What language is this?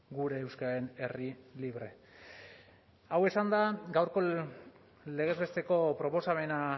Basque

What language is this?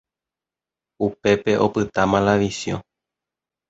Guarani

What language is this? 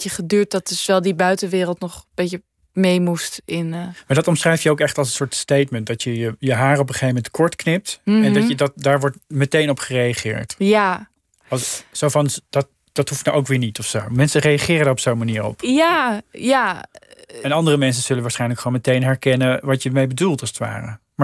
Dutch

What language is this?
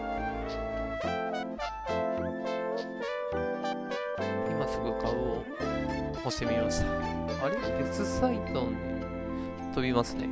Japanese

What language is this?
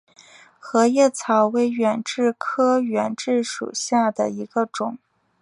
Chinese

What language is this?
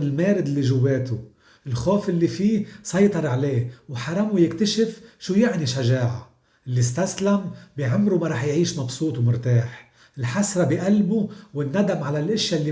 Arabic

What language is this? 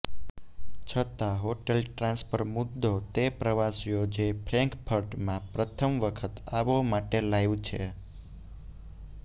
Gujarati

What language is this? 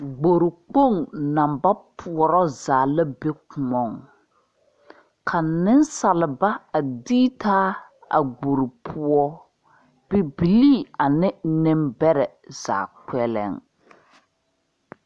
Southern Dagaare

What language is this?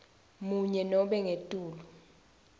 Swati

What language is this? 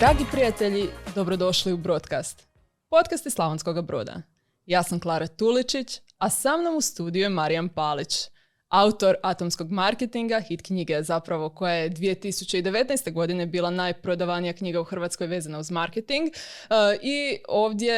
Croatian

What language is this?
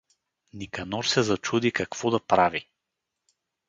Bulgarian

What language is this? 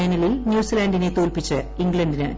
Malayalam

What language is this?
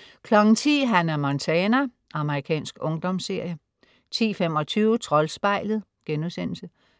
Danish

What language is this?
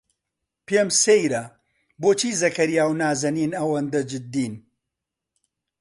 Central Kurdish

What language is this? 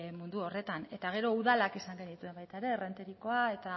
Basque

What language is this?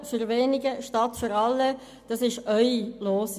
Swiss German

